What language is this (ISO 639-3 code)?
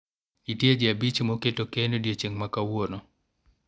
luo